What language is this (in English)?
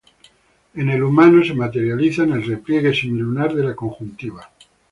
Spanish